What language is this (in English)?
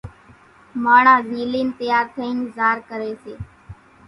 Kachi Koli